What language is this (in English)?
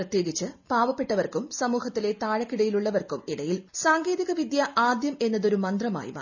Malayalam